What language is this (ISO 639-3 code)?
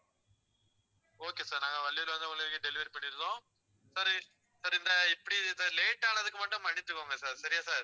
tam